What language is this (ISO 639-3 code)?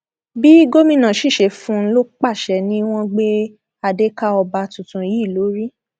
yor